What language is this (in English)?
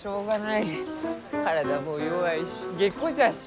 Japanese